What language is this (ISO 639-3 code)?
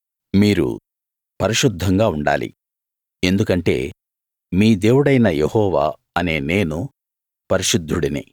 tel